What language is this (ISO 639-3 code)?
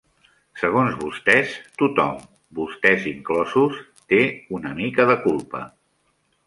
cat